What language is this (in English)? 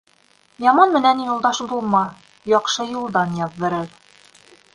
Bashkir